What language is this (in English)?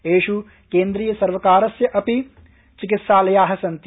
Sanskrit